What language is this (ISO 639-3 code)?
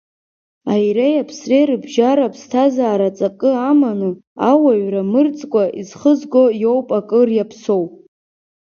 abk